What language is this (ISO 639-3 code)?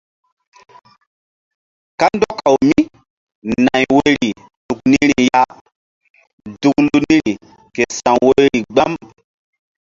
mdd